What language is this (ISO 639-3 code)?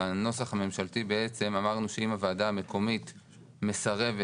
heb